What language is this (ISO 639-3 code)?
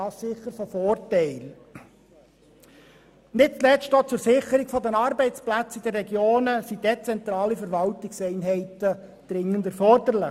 gsw